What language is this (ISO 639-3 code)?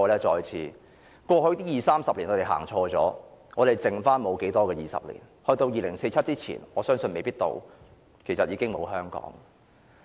yue